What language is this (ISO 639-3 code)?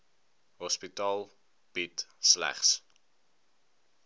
afr